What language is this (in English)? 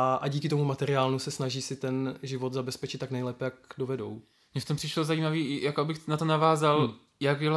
Czech